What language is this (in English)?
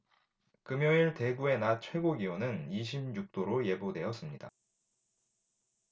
Korean